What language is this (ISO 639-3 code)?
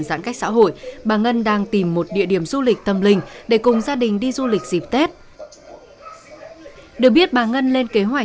vie